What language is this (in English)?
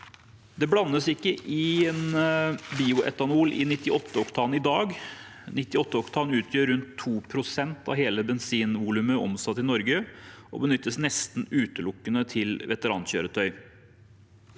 Norwegian